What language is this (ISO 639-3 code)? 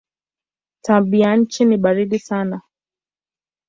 swa